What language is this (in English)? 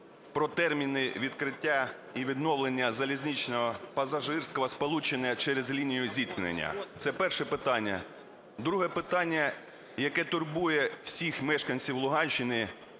Ukrainian